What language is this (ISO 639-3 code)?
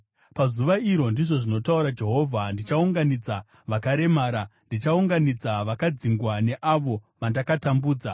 sna